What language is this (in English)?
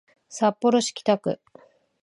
Japanese